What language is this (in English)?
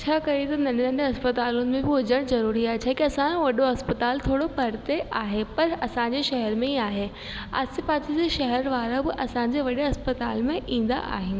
Sindhi